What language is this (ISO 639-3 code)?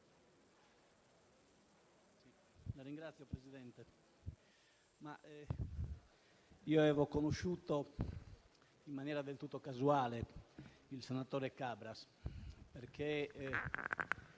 ita